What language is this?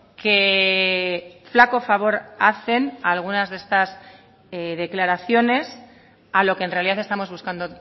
Spanish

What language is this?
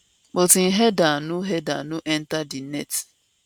Nigerian Pidgin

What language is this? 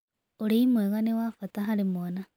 Kikuyu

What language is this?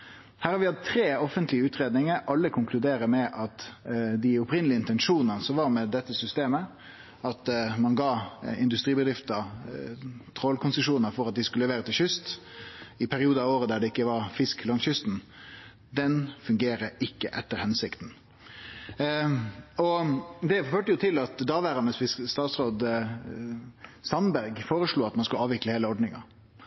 Norwegian Nynorsk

